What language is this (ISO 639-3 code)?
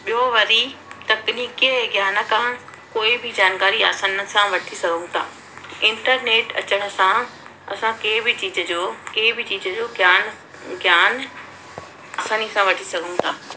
snd